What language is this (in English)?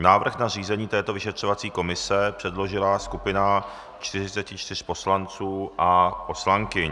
Czech